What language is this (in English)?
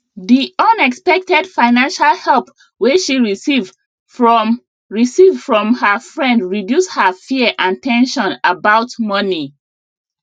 Nigerian Pidgin